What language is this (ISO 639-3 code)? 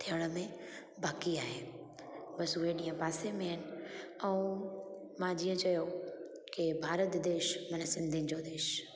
snd